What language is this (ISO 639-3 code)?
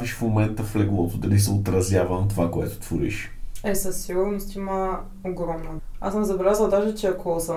bul